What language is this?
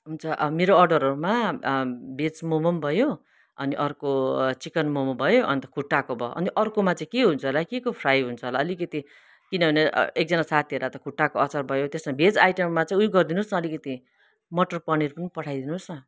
Nepali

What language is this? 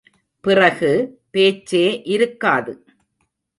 Tamil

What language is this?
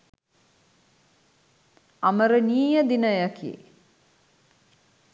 Sinhala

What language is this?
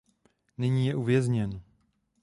Czech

